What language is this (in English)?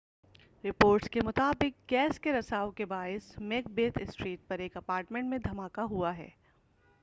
Urdu